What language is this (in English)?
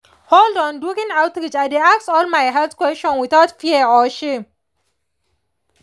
Nigerian Pidgin